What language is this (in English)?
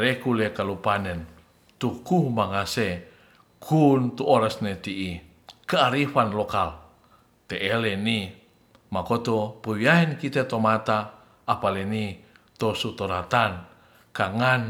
Ratahan